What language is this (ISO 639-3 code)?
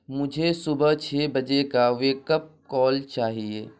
urd